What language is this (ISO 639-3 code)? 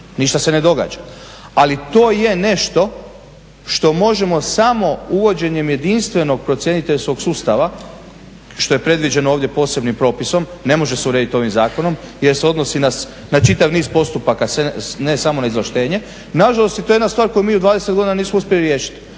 hrv